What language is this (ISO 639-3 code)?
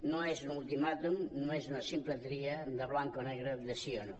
cat